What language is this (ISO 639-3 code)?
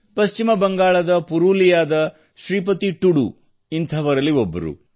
kan